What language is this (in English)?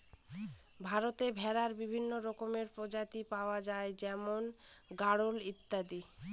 Bangla